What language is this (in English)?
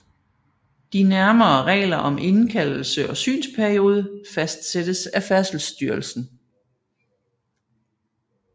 Danish